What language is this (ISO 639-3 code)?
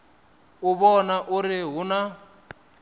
ven